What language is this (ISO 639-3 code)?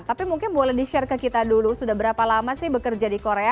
ind